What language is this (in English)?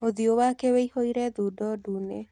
Kikuyu